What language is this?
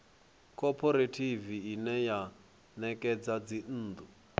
Venda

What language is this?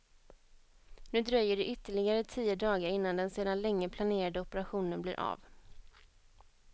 Swedish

